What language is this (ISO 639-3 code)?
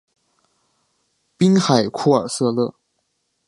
zho